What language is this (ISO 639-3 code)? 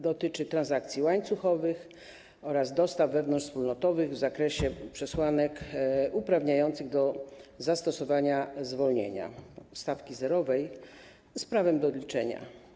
pol